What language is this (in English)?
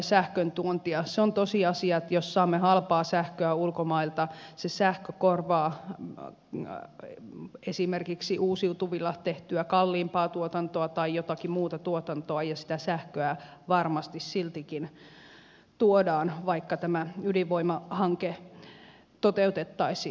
Finnish